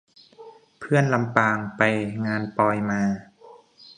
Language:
Thai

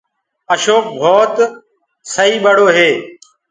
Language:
Gurgula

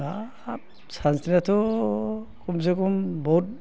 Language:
Bodo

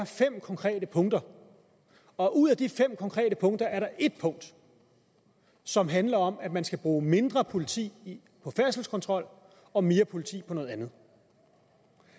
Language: Danish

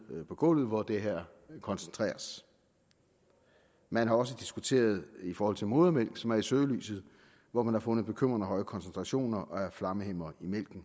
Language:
Danish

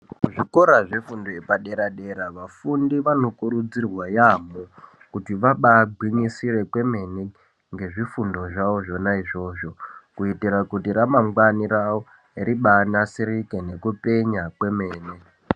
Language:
Ndau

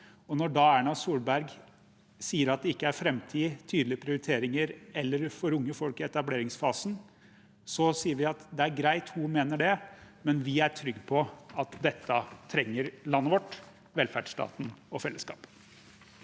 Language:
Norwegian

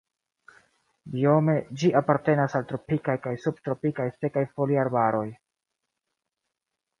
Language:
Esperanto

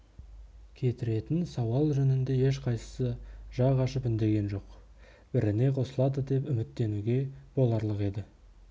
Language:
Kazakh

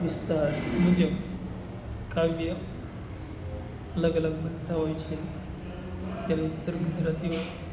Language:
Gujarati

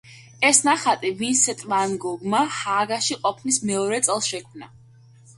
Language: Georgian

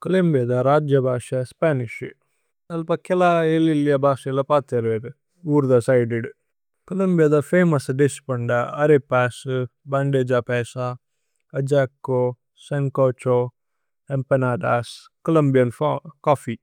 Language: Tulu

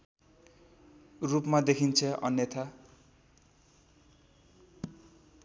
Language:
Nepali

